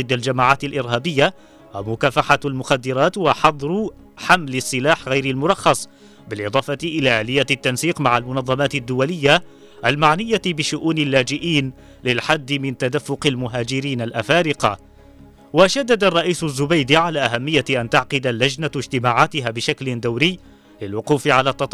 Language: Arabic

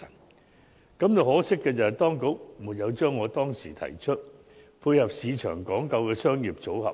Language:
Cantonese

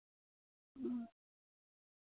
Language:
Santali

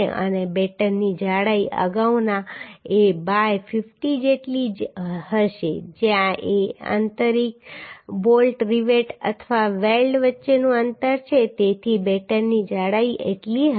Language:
Gujarati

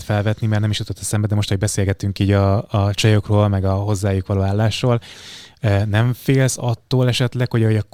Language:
Hungarian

